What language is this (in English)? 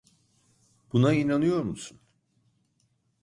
Turkish